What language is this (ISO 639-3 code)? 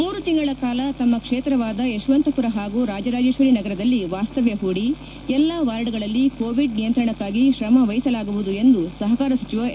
kan